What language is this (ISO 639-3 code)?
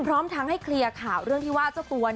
tha